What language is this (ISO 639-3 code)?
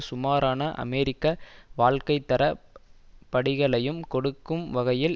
tam